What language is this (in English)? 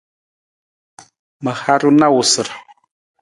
Nawdm